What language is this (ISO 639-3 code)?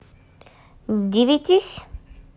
rus